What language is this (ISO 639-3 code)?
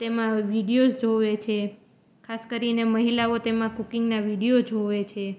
guj